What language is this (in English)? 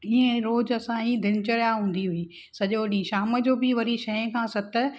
Sindhi